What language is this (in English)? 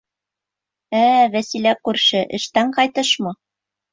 Bashkir